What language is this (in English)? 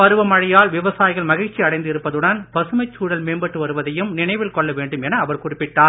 Tamil